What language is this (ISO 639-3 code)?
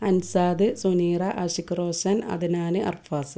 mal